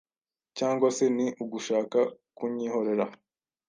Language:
Kinyarwanda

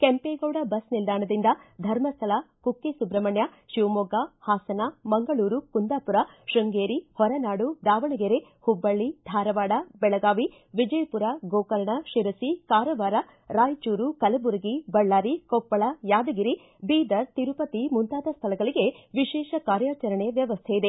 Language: Kannada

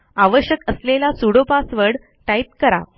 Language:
Marathi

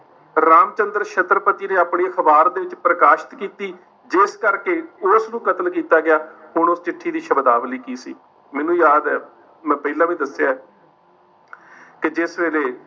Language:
Punjabi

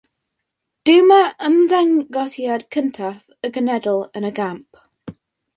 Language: Welsh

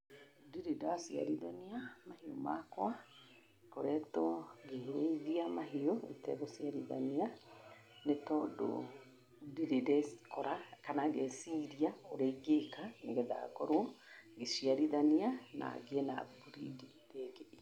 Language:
Kikuyu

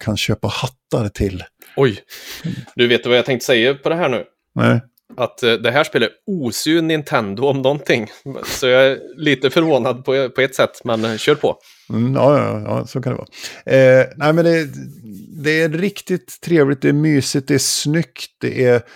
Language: Swedish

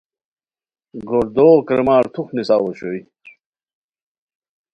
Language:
Khowar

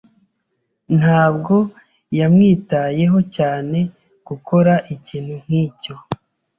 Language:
Kinyarwanda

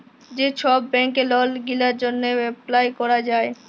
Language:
Bangla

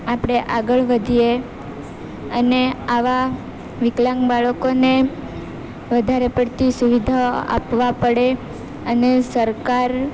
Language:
Gujarati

